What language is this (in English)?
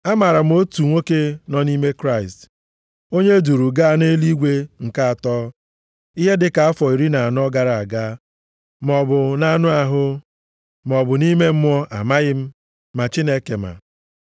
Igbo